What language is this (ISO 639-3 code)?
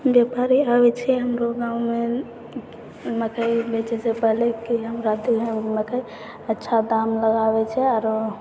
mai